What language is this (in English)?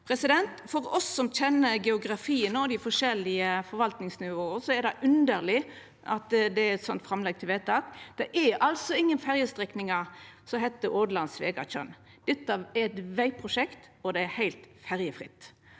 Norwegian